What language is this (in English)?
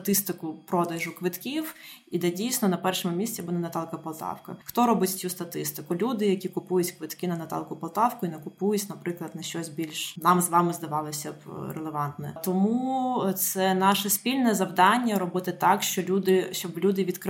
Ukrainian